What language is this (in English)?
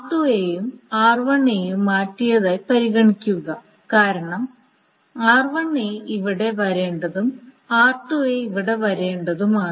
Malayalam